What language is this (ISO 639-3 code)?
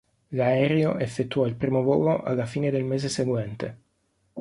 ita